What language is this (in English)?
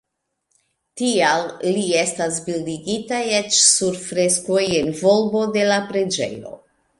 Esperanto